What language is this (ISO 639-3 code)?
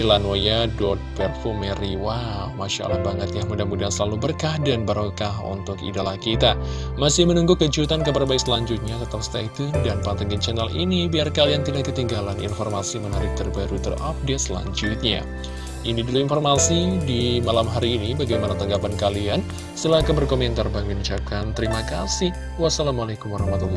ind